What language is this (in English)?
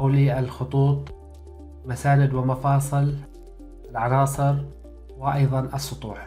Arabic